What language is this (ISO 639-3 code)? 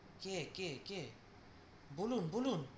ben